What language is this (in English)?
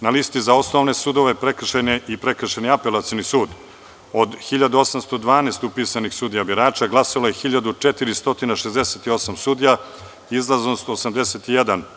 Serbian